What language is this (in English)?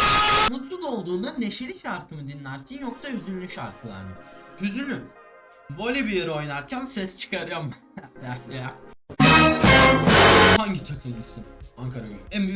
Turkish